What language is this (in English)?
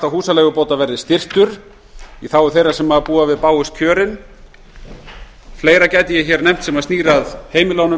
Icelandic